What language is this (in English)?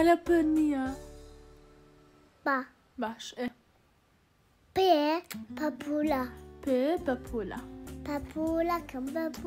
Arabic